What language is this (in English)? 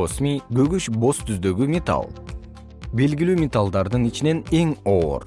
Kyrgyz